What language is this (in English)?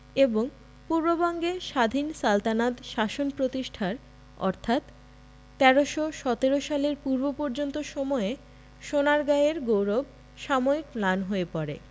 Bangla